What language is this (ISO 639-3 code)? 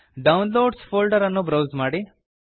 kan